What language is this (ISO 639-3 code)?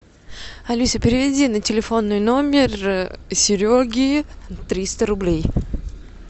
rus